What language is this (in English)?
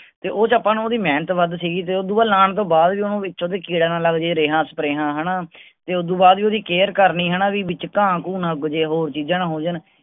Punjabi